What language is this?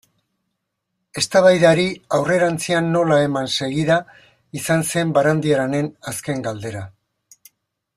Basque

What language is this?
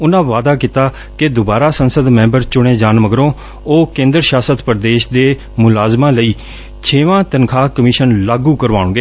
Punjabi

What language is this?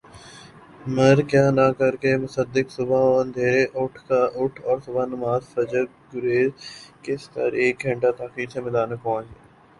Urdu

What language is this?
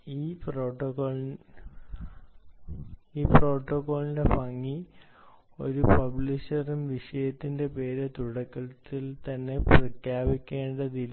Malayalam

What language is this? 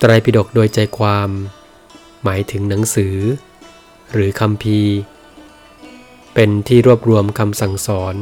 Thai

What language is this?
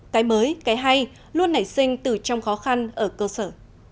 Vietnamese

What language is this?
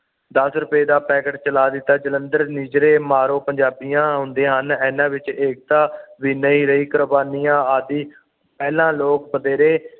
Punjabi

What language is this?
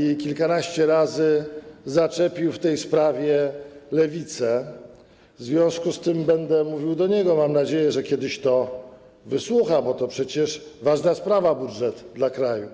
Polish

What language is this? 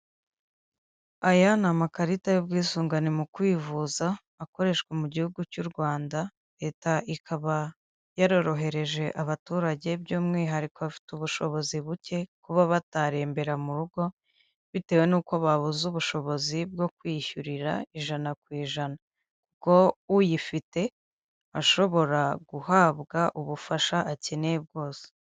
Kinyarwanda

